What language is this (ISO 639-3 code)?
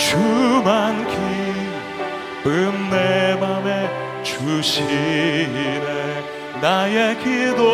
kor